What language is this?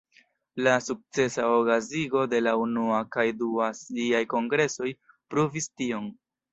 Esperanto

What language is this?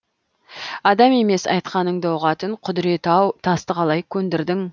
Kazakh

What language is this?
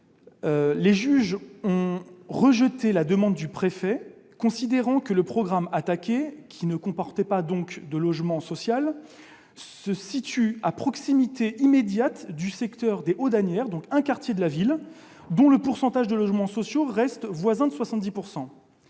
French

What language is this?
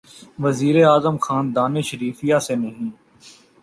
Urdu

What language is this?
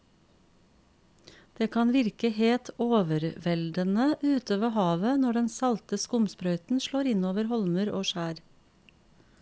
Norwegian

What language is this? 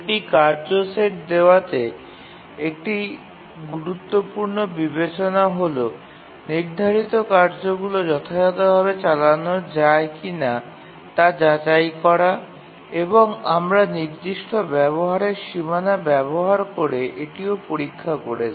Bangla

